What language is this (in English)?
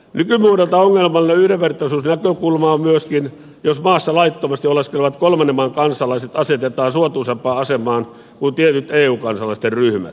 Finnish